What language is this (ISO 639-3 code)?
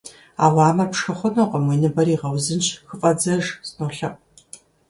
kbd